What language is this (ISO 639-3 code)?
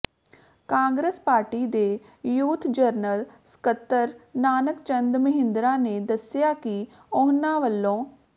pan